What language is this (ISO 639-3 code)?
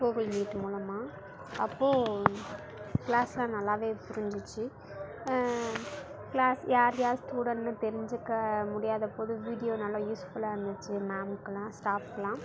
tam